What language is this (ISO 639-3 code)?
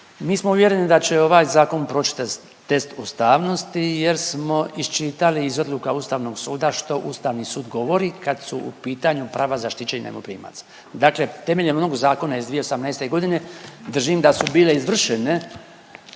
hrv